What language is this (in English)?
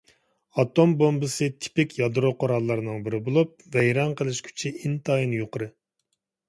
Uyghur